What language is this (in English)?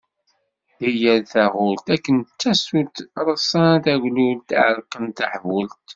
Kabyle